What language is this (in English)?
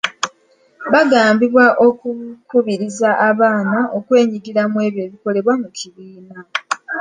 Ganda